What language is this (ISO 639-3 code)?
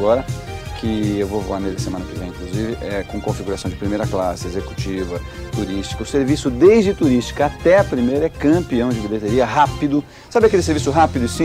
por